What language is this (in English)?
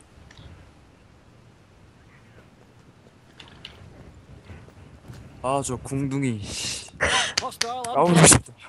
Korean